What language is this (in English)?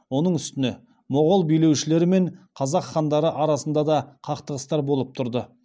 Kazakh